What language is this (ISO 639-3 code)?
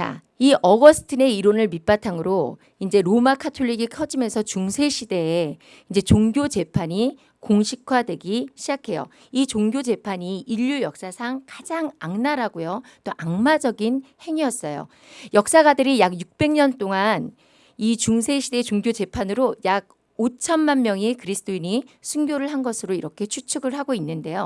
kor